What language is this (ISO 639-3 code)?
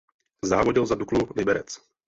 ces